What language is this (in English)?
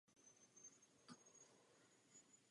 Czech